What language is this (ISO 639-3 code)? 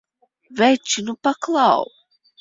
lav